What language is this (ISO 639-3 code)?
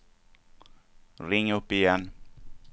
swe